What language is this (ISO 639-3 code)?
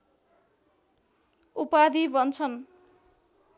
nep